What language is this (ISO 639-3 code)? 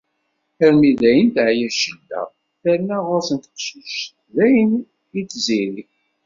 kab